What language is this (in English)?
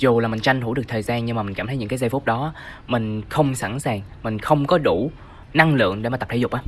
Vietnamese